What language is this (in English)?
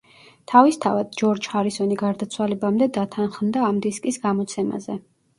Georgian